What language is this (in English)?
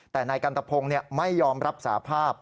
Thai